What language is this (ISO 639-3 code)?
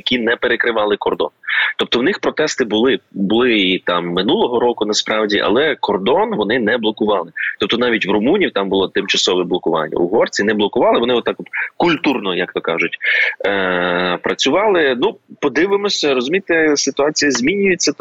ukr